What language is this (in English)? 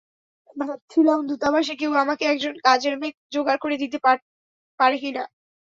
Bangla